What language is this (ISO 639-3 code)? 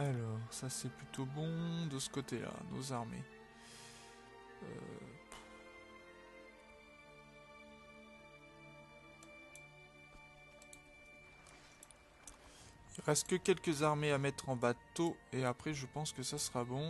fra